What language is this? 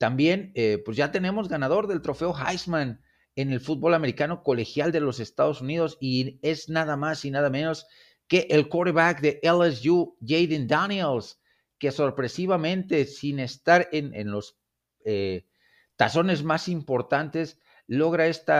Spanish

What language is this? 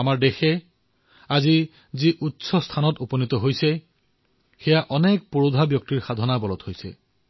Assamese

